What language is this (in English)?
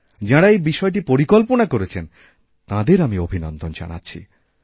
Bangla